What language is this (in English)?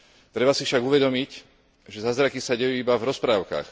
Slovak